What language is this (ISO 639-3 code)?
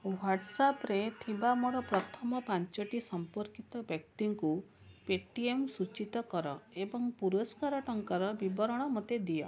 ori